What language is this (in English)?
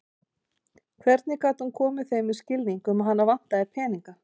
Icelandic